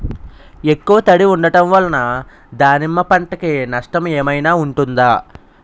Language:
Telugu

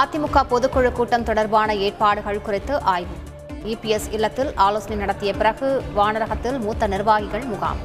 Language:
Tamil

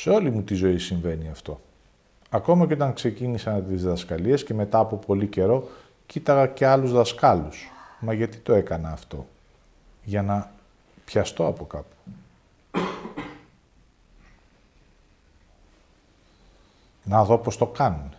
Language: Greek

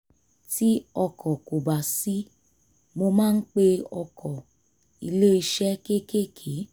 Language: Yoruba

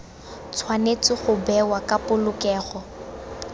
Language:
Tswana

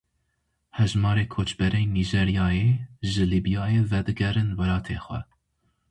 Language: Kurdish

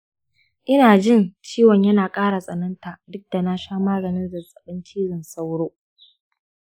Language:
Hausa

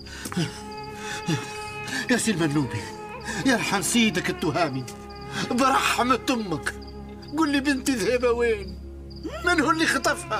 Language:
Arabic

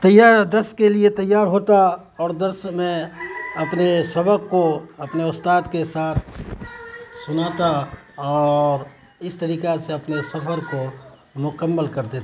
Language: Urdu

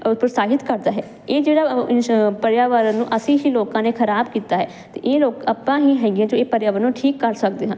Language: Punjabi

